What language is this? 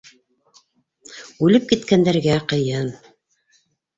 Bashkir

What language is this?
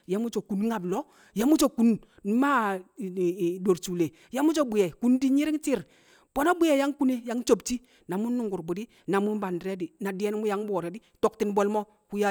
Kamo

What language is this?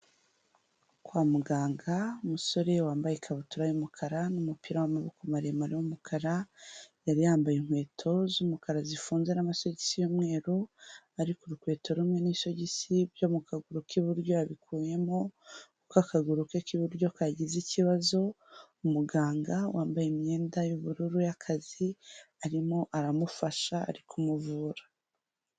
Kinyarwanda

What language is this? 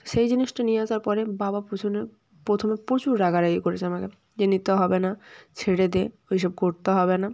Bangla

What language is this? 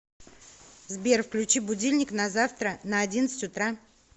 Russian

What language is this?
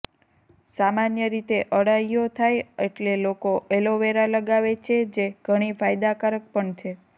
Gujarati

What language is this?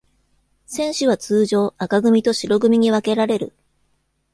Japanese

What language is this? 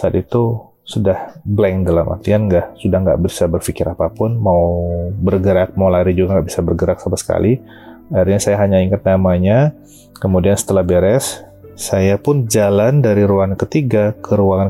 Indonesian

